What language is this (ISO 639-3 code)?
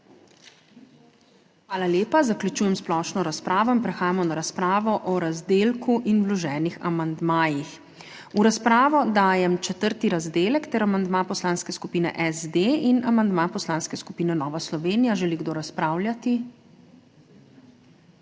slv